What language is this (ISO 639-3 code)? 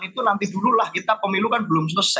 ind